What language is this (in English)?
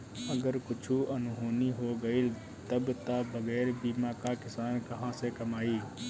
Bhojpuri